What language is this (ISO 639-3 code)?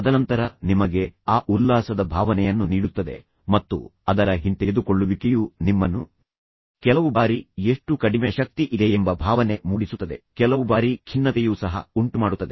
kan